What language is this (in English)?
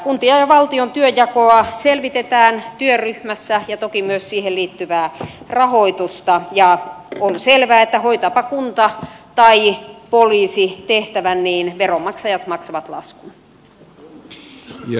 Finnish